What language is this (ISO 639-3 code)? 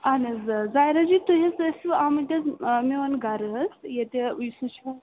kas